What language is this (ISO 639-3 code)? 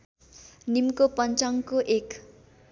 nep